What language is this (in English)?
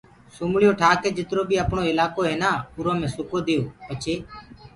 Gurgula